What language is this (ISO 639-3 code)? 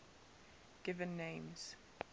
eng